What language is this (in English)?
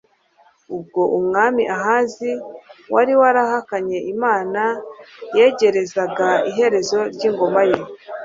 Kinyarwanda